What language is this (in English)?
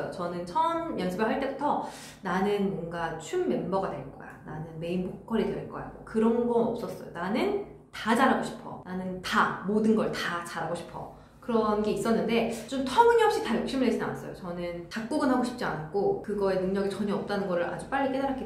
Korean